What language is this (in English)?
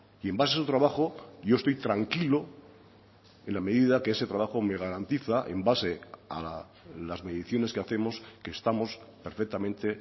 Spanish